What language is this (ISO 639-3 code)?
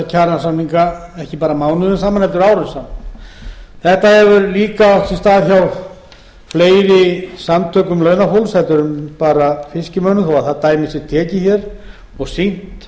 isl